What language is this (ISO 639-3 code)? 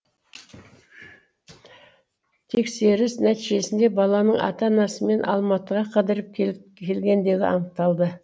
kaz